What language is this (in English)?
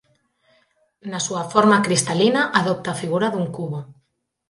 Galician